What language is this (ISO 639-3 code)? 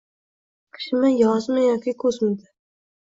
uzb